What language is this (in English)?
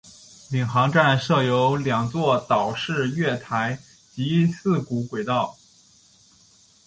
Chinese